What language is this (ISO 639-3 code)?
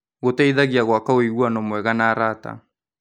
kik